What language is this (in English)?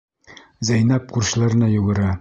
Bashkir